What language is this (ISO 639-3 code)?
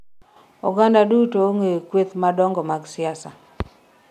luo